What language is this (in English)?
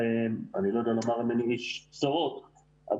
Hebrew